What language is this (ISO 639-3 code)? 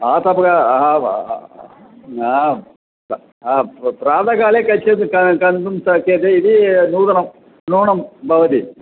san